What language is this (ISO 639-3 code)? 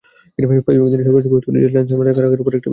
ben